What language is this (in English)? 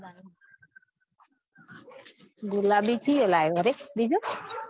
Gujarati